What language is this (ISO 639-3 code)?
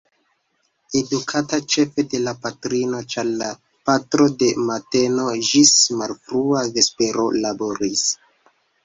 epo